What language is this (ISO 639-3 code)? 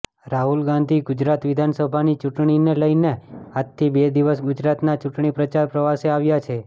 guj